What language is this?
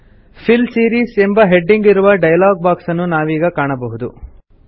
Kannada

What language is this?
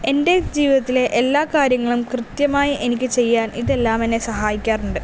Malayalam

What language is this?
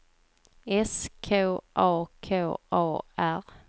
Swedish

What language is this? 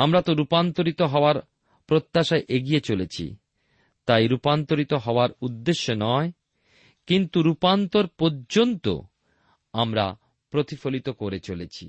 Bangla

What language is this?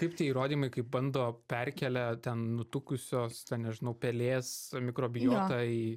Lithuanian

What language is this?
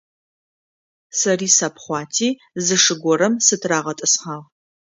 Adyghe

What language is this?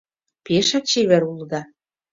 Mari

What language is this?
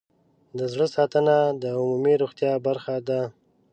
Pashto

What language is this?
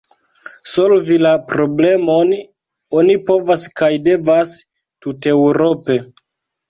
Esperanto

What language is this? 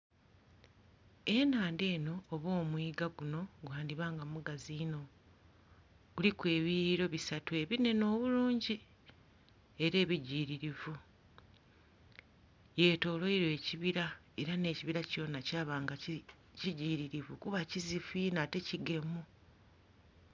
Soga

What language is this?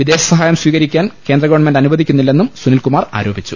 Malayalam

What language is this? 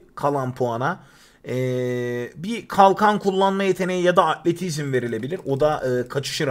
Turkish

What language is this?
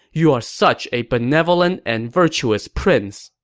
English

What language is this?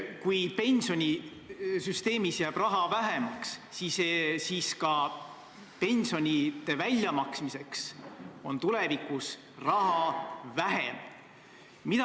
Estonian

